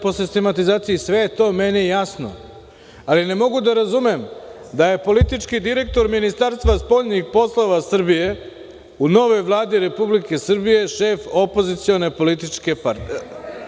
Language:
Serbian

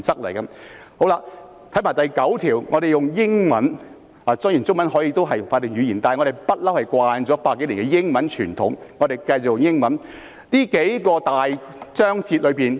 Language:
Cantonese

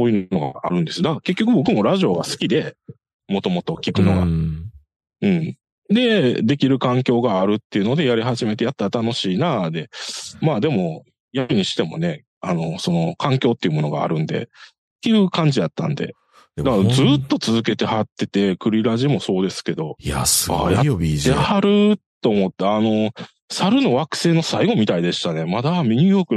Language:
Japanese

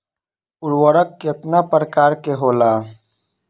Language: Bhojpuri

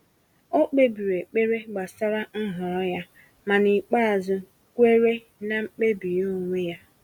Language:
Igbo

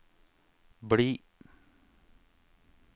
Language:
Norwegian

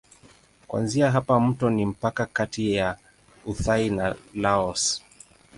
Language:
Swahili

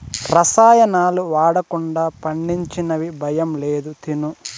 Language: Telugu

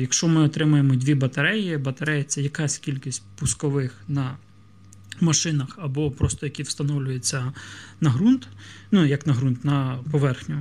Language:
Ukrainian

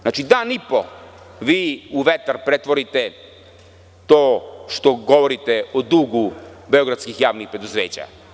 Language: Serbian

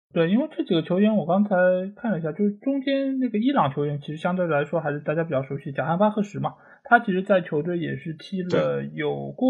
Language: Chinese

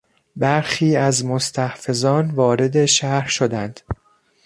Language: Persian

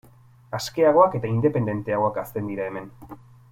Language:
Basque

